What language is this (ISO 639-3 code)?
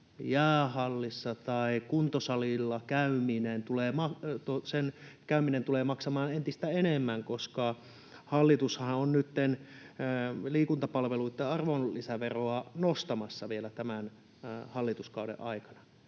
fin